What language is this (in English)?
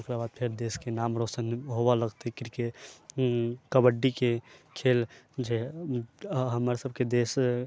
Maithili